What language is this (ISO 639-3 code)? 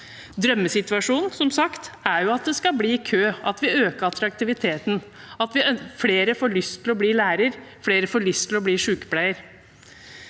nor